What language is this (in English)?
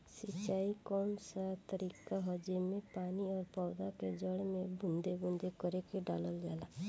Bhojpuri